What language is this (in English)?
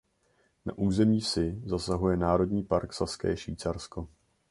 Czech